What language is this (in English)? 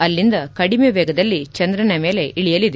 Kannada